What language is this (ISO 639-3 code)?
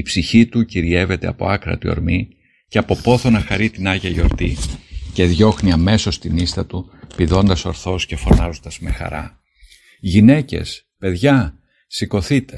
ell